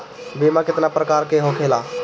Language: Bhojpuri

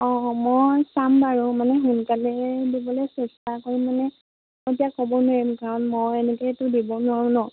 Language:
Assamese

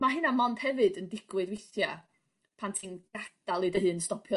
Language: Welsh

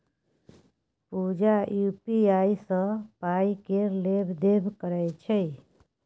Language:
Maithili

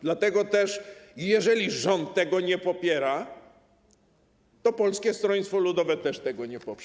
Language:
Polish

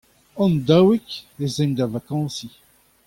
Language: Breton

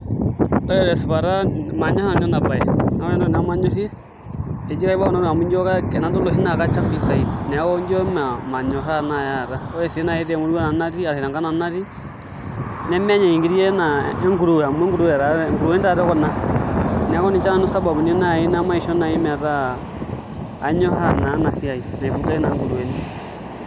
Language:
Masai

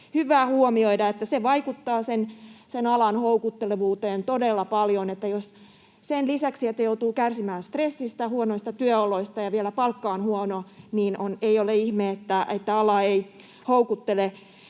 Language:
Finnish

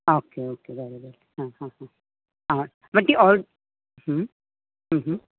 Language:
Konkani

